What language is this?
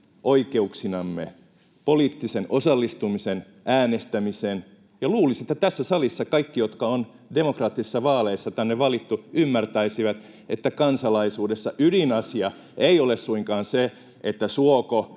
Finnish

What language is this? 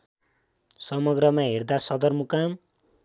Nepali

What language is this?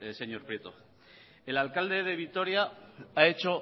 Spanish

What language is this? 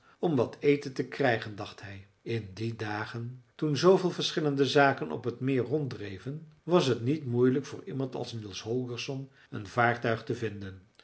Dutch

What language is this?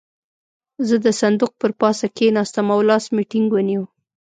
Pashto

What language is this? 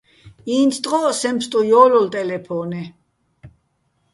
Bats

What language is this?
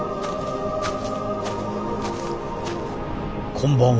Japanese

